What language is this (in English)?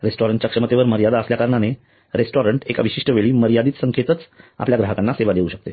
Marathi